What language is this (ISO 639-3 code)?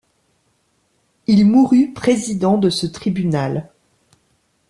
fra